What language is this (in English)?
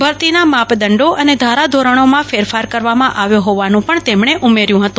Gujarati